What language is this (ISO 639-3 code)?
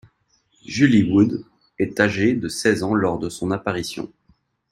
fra